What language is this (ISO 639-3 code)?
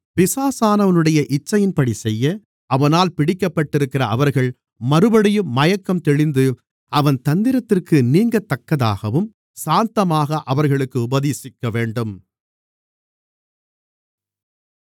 tam